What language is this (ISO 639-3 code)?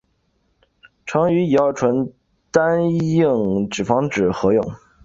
zho